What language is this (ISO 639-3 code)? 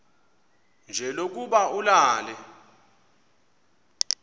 xho